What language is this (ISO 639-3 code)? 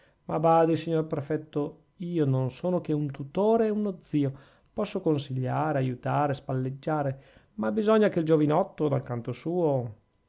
ita